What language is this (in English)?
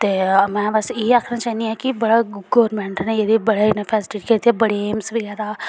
Dogri